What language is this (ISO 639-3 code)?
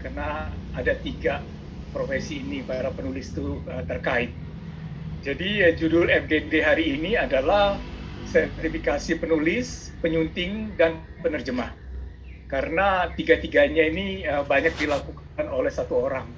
ind